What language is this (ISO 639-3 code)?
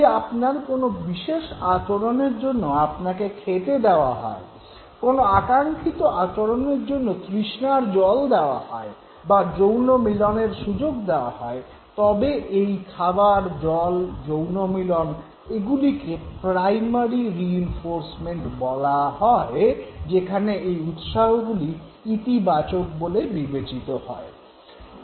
ben